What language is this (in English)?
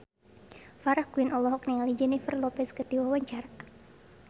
Sundanese